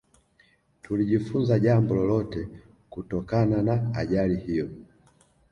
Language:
Swahili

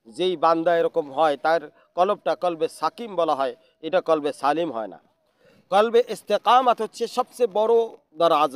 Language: Arabic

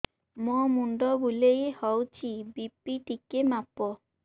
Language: Odia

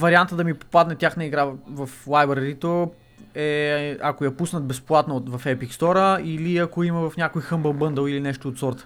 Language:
Bulgarian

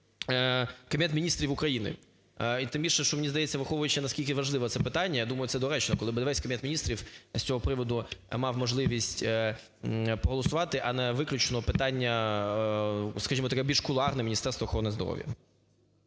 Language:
Ukrainian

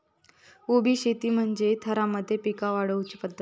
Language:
Marathi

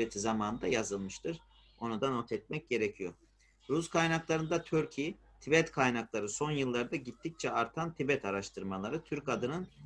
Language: Turkish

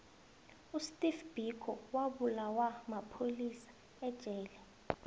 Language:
South Ndebele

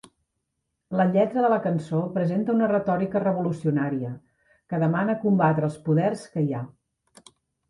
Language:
Catalan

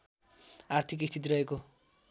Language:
Nepali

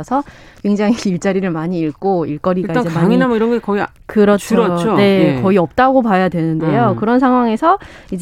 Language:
Korean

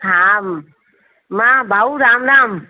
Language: Sindhi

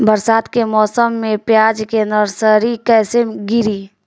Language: Bhojpuri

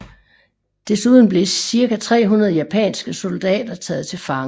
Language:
Danish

